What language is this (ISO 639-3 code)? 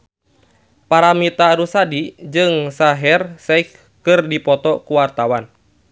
sun